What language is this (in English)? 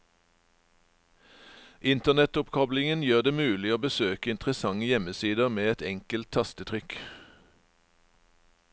Norwegian